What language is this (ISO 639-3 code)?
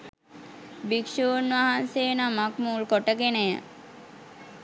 sin